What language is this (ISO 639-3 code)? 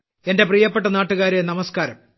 mal